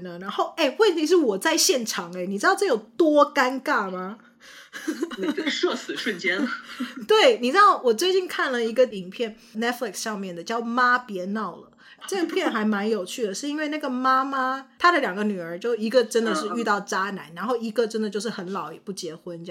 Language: Chinese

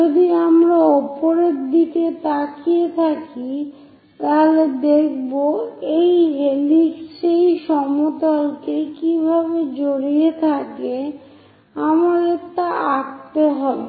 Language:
Bangla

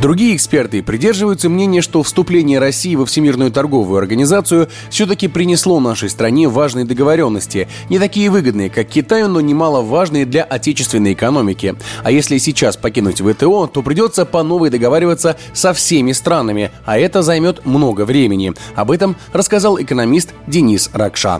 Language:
Russian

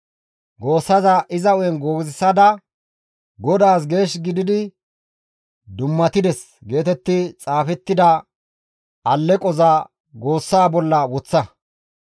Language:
Gamo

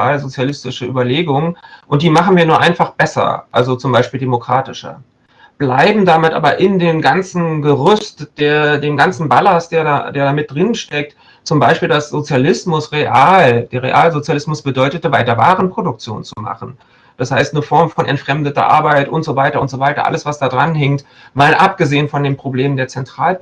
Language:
German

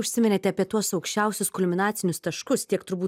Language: Lithuanian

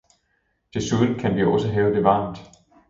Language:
Danish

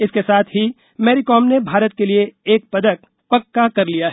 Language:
Hindi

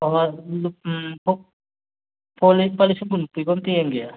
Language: Manipuri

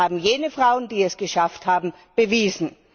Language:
German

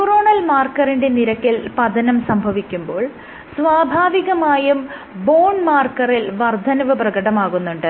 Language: Malayalam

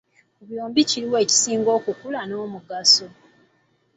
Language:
Ganda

